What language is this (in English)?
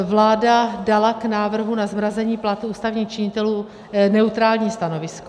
Czech